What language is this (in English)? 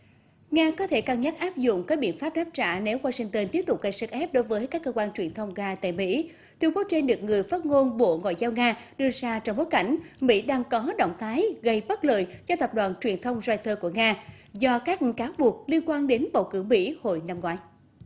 Vietnamese